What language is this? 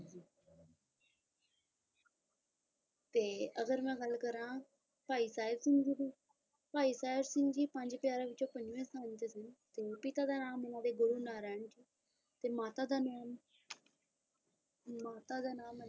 Punjabi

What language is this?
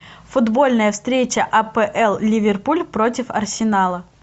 Russian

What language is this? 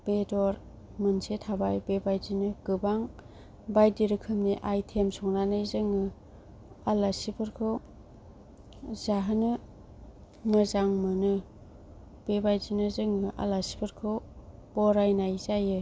Bodo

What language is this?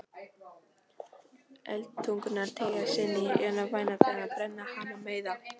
Icelandic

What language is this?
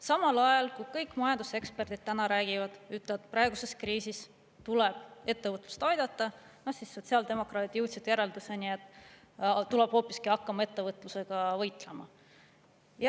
Estonian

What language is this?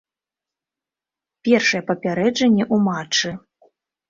Belarusian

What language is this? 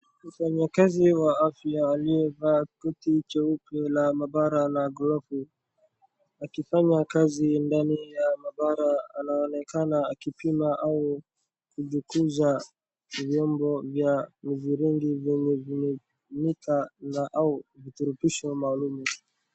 Swahili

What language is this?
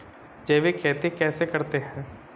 Hindi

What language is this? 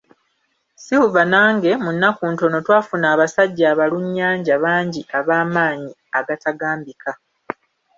Ganda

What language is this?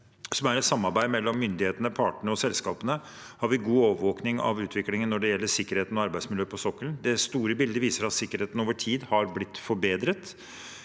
Norwegian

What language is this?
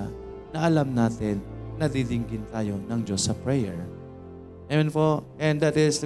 Filipino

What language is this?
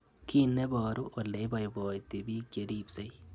Kalenjin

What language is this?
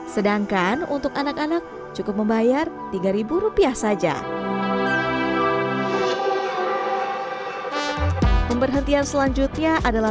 Indonesian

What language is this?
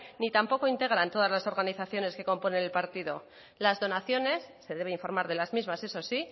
Spanish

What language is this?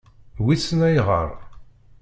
Kabyle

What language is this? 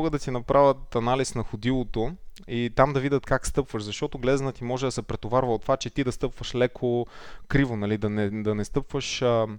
Bulgarian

